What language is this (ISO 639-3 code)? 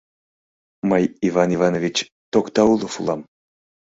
chm